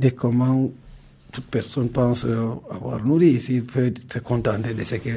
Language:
French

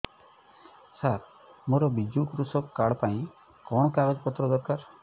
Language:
Odia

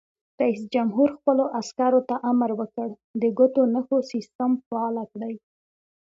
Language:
Pashto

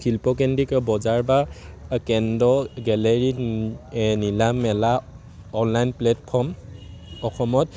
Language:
Assamese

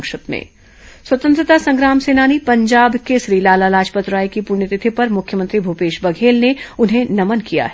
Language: Hindi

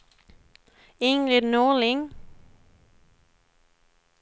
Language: Swedish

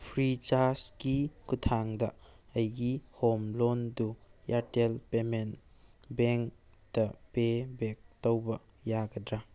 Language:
Manipuri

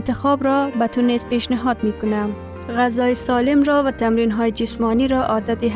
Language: Persian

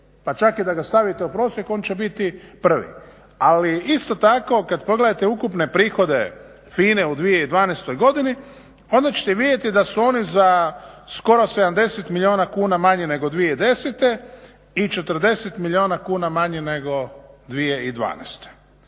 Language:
Croatian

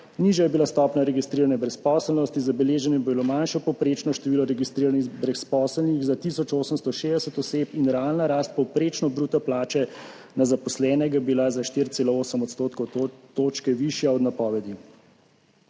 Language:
Slovenian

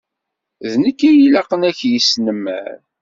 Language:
Kabyle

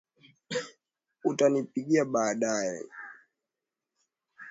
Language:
Swahili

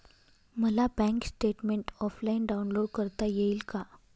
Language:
Marathi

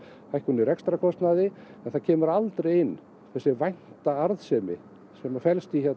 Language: Icelandic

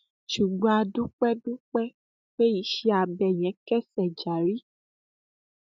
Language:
Yoruba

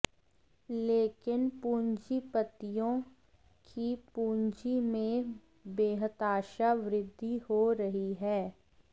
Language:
Hindi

